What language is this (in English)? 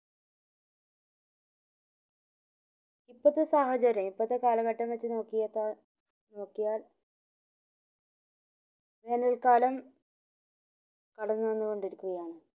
Malayalam